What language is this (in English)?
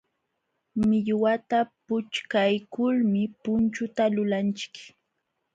Jauja Wanca Quechua